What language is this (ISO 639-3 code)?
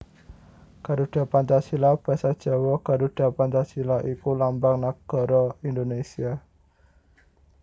jav